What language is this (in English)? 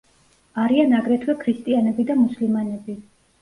Georgian